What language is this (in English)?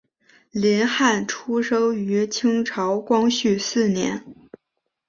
Chinese